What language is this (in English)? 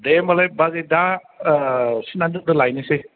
Bodo